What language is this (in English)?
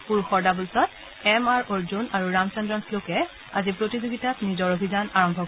Assamese